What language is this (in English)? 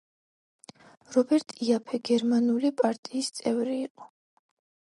Georgian